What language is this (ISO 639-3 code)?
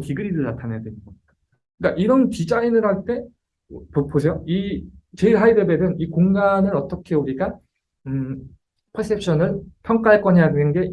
kor